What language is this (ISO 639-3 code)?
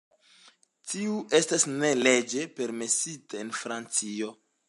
epo